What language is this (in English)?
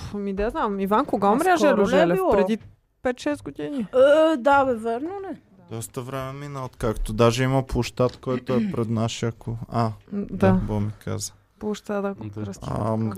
Bulgarian